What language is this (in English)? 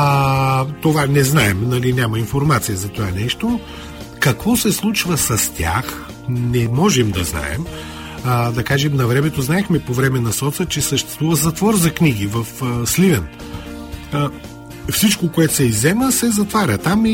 Bulgarian